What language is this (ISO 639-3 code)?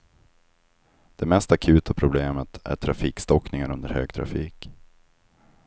swe